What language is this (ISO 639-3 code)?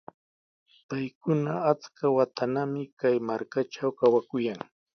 qws